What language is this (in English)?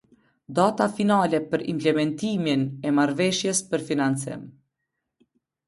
Albanian